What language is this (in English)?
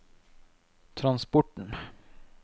Norwegian